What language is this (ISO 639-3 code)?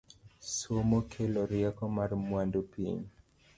luo